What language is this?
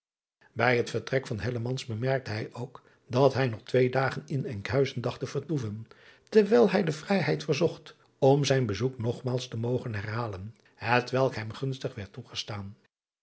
Dutch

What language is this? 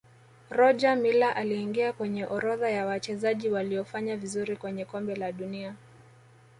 Swahili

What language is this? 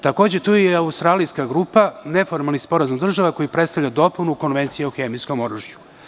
Serbian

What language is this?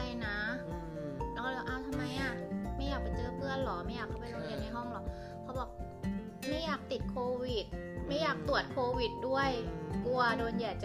Thai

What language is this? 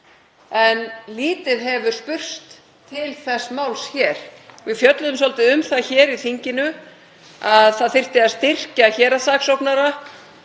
Icelandic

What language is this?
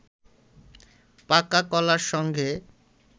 Bangla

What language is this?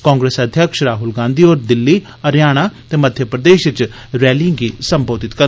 Dogri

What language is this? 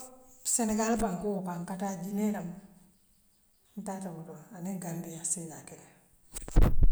Western Maninkakan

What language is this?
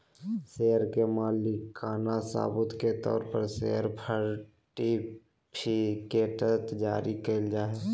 Magahi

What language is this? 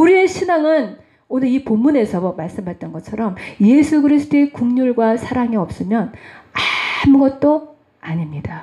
Korean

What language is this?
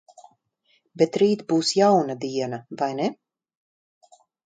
Latvian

